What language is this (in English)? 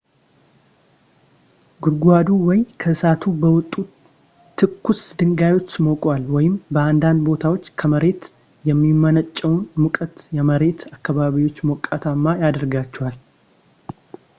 Amharic